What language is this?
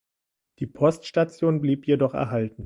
German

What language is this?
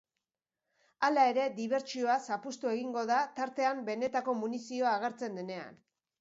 Basque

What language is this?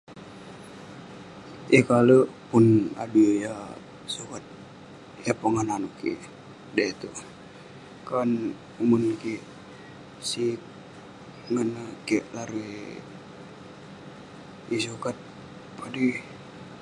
Western Penan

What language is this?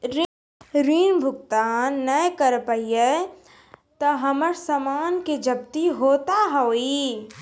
Maithili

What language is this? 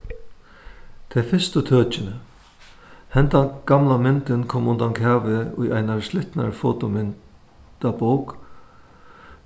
Faroese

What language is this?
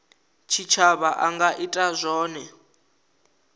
Venda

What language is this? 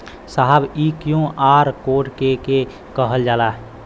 Bhojpuri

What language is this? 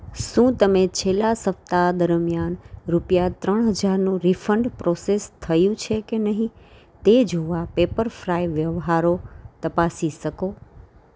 Gujarati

